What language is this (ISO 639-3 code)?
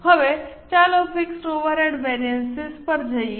guj